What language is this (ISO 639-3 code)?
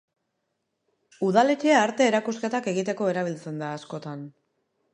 eus